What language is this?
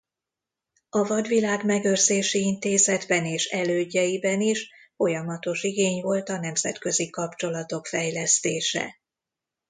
Hungarian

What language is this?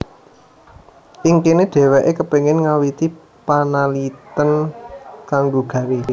Javanese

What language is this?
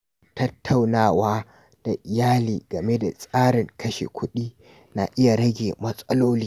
Hausa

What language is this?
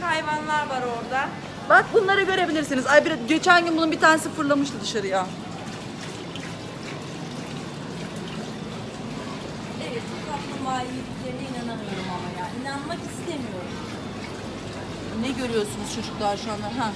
Turkish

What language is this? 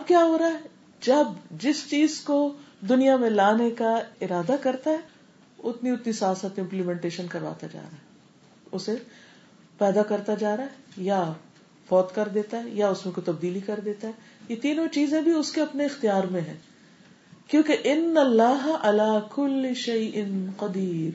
Urdu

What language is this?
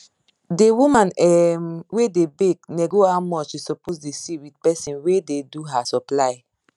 Nigerian Pidgin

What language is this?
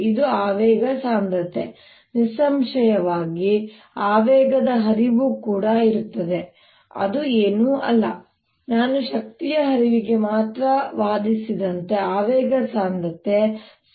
Kannada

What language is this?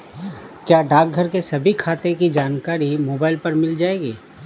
Hindi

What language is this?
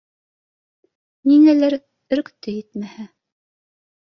Bashkir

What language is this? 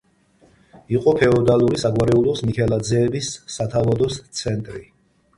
Georgian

